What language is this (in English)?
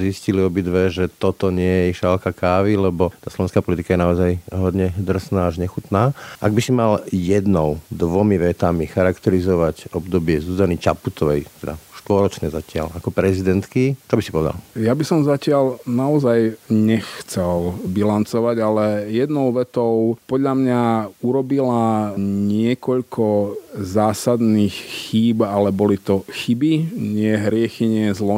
Slovak